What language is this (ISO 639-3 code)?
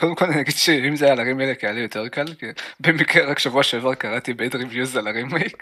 heb